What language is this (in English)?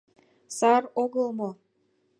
Mari